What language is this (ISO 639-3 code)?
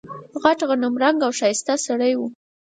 pus